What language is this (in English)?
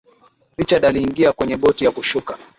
Swahili